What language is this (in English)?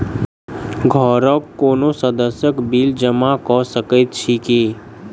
Maithili